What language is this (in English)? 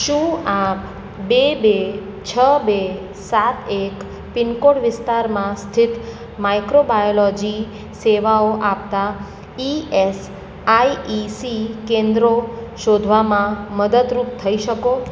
Gujarati